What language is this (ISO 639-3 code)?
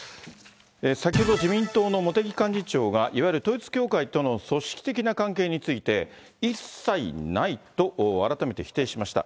jpn